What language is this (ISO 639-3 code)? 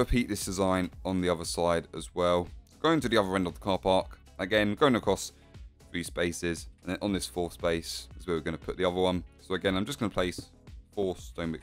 eng